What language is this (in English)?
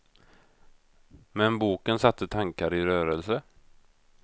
Swedish